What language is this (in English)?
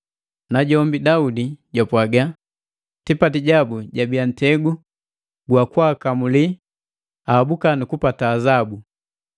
Matengo